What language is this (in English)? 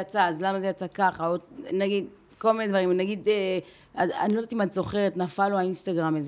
Hebrew